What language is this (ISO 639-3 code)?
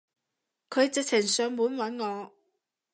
yue